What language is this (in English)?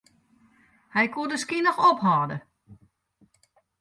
Western Frisian